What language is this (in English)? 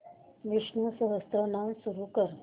Marathi